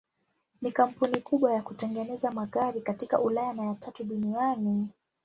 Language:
Swahili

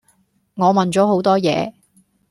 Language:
Cantonese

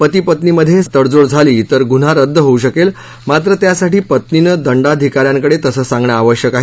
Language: Marathi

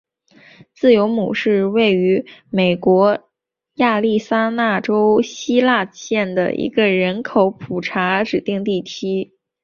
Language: Chinese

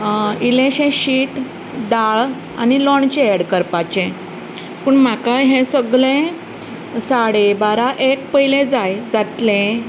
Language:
Konkani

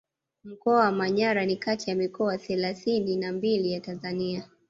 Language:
Swahili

